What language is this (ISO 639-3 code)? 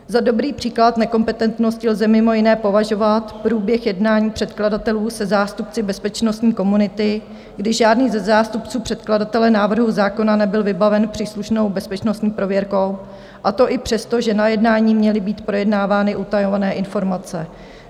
ces